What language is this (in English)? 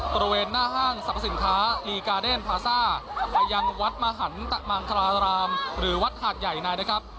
Thai